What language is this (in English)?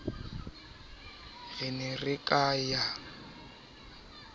Southern Sotho